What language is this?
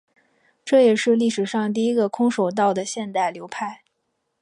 Chinese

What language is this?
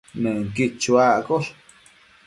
Matsés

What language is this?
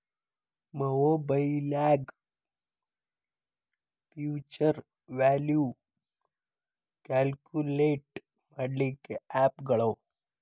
Kannada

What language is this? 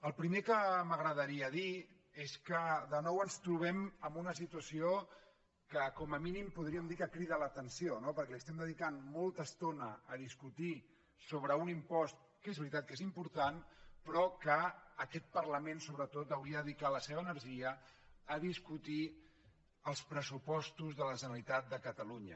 Catalan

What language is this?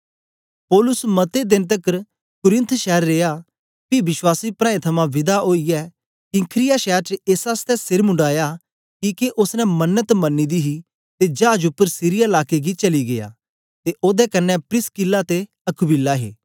Dogri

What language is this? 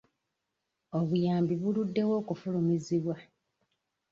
Ganda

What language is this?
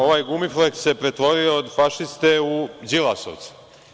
Serbian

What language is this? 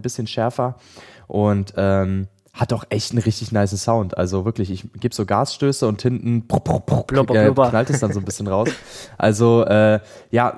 German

